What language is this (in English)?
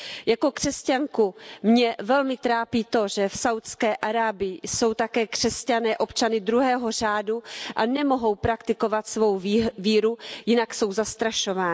Czech